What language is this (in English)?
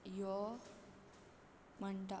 Konkani